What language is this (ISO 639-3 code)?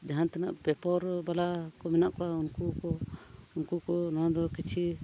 sat